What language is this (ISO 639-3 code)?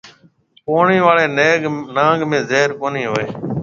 mve